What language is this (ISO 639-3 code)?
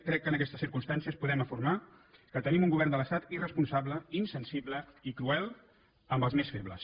cat